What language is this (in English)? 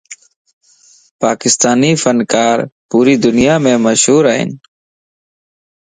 Lasi